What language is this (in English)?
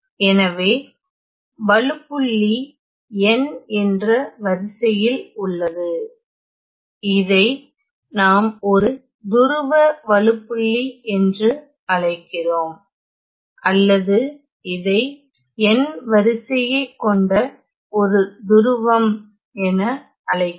Tamil